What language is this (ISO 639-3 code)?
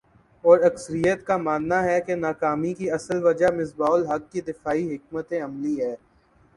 urd